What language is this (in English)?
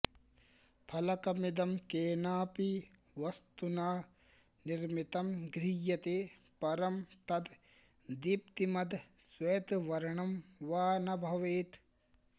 Sanskrit